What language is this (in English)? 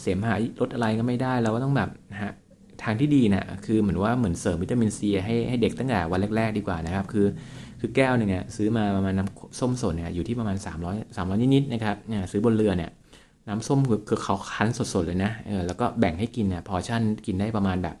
Thai